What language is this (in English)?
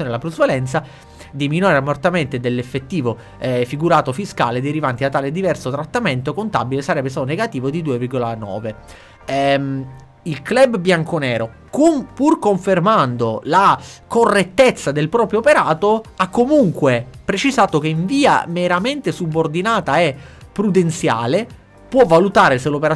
Italian